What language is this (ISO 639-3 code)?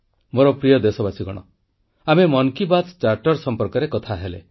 ori